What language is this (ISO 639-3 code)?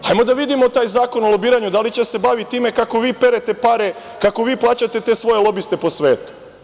srp